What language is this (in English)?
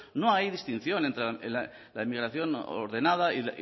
Spanish